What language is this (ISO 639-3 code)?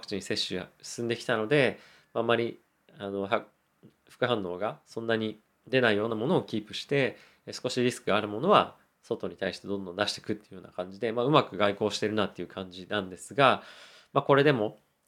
jpn